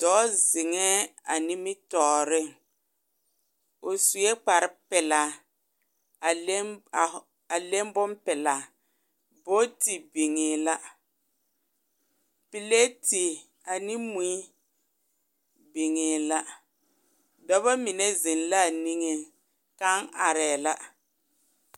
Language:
Southern Dagaare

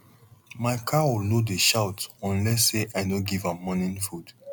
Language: Nigerian Pidgin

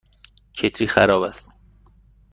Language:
Persian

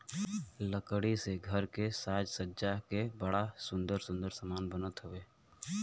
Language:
Bhojpuri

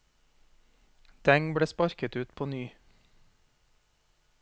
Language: Norwegian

